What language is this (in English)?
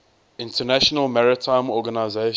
English